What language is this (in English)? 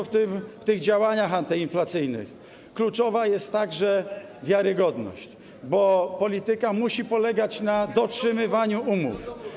Polish